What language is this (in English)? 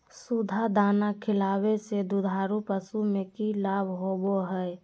Magahi